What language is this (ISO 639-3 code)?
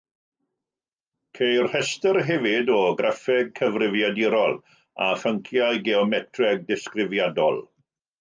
cym